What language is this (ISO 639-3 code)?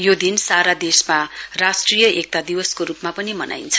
nep